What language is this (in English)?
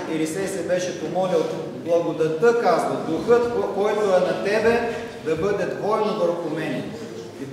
Bulgarian